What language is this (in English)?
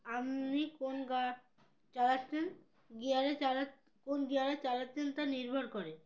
Bangla